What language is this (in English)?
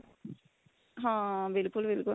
Punjabi